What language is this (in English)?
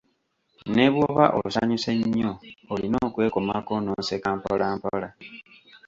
Ganda